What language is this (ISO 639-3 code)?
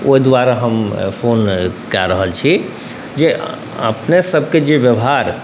mai